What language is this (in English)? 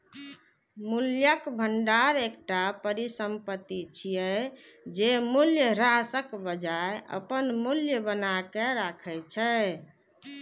Maithili